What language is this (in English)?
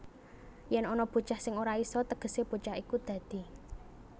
Javanese